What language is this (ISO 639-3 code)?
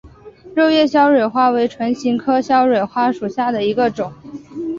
zho